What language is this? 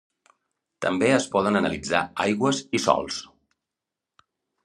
Catalan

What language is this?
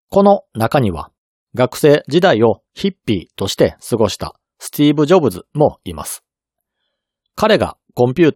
Japanese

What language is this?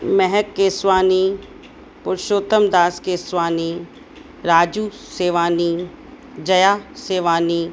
Sindhi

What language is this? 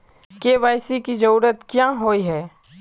Magahi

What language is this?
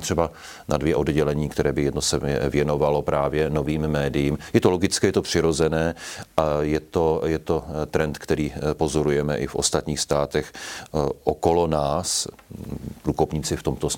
Czech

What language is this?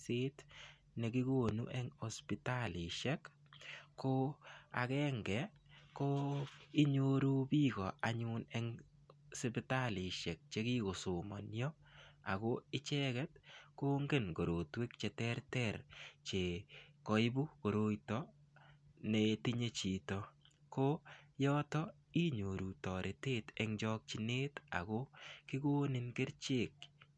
Kalenjin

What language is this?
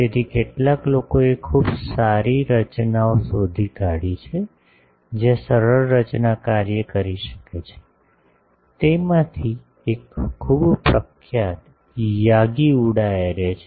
Gujarati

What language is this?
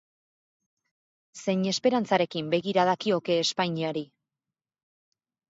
Basque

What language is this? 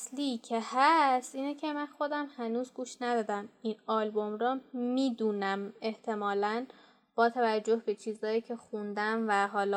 Persian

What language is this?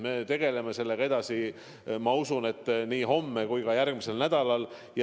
Estonian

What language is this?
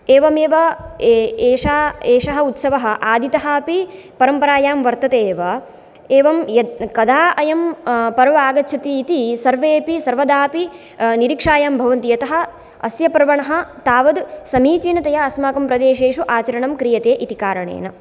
Sanskrit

